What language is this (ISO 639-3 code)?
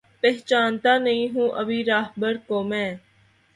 urd